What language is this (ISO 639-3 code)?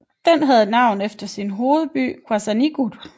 dan